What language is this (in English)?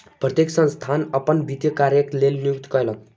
Maithili